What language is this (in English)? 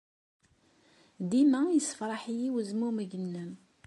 Kabyle